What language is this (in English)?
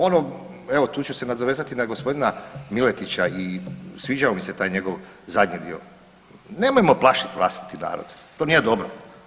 Croatian